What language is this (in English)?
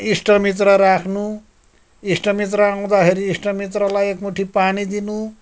Nepali